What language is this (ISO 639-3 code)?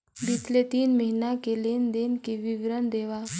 hne